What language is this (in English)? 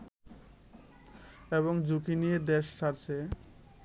Bangla